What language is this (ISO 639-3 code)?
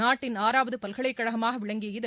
tam